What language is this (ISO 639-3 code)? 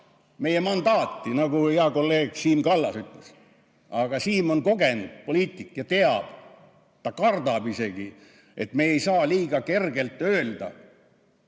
est